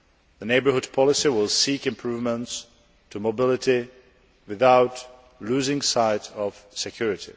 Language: English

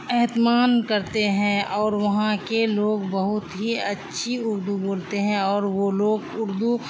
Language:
Urdu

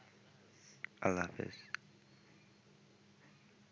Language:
Bangla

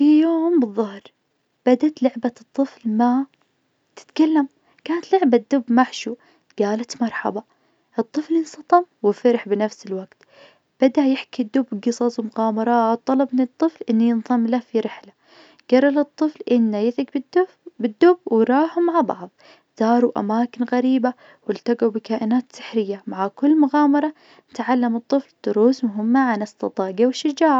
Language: Najdi Arabic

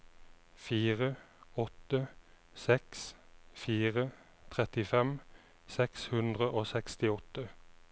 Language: Norwegian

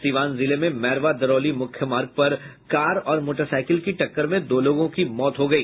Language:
Hindi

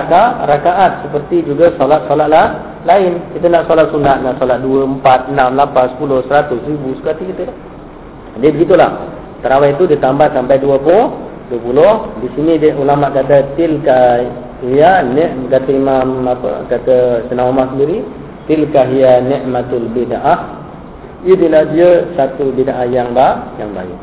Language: Malay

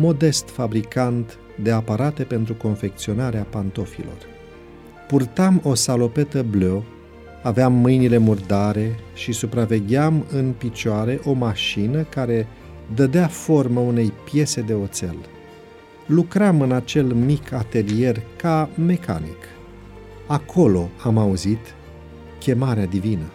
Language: Romanian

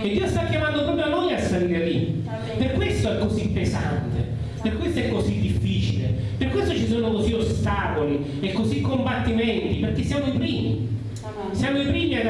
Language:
Italian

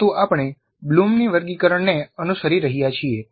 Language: Gujarati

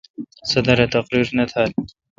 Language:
Kalkoti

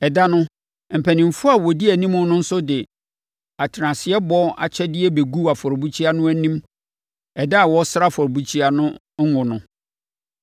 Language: Akan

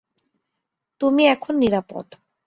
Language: Bangla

